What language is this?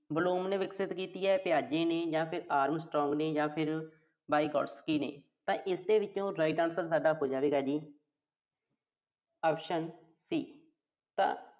Punjabi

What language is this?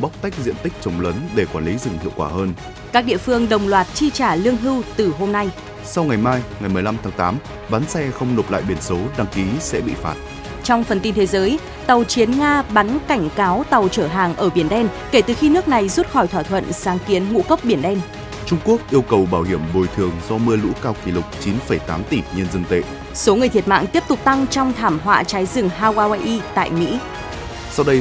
Vietnamese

